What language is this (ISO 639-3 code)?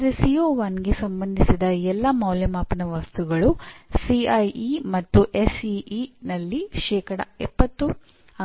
kan